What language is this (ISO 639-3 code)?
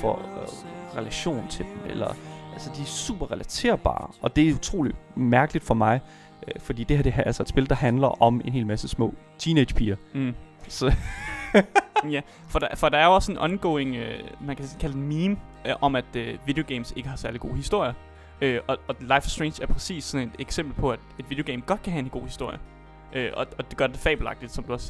dan